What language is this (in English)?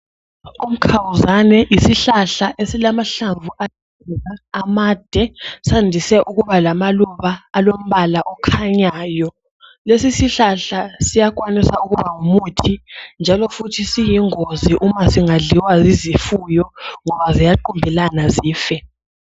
North Ndebele